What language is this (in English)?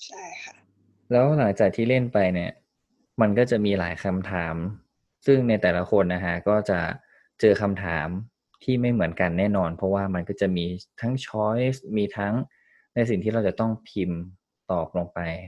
Thai